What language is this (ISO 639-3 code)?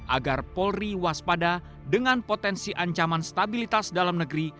ind